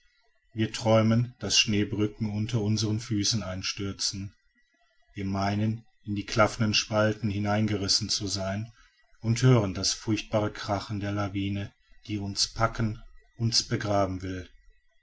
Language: German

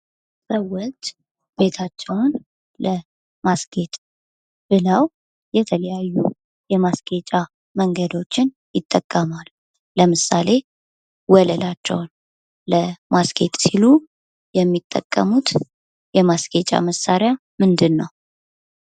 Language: Amharic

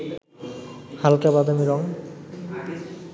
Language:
Bangla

